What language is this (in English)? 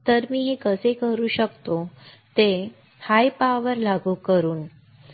Marathi